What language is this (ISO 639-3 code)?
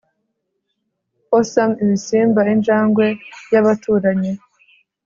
kin